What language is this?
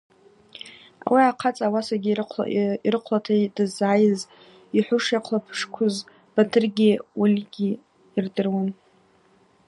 Abaza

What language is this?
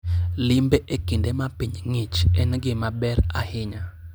Luo (Kenya and Tanzania)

